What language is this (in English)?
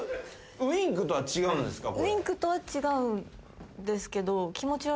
Japanese